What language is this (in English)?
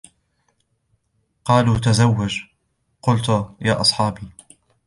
Arabic